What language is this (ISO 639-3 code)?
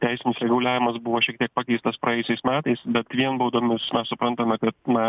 lit